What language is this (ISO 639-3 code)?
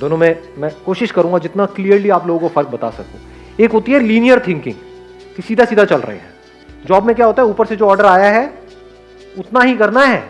hin